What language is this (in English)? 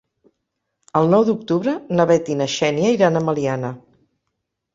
Catalan